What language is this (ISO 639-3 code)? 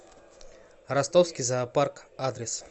rus